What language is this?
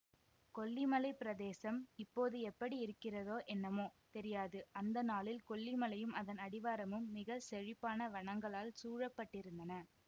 Tamil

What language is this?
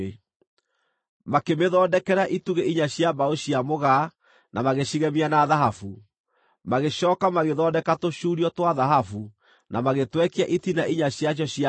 Kikuyu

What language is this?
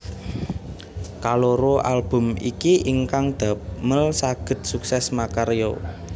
Javanese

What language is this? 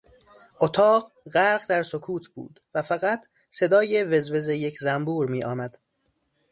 Persian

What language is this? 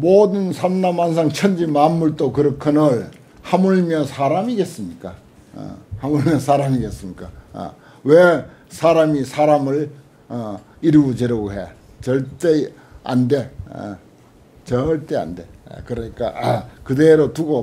Korean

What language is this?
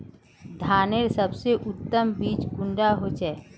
Magahi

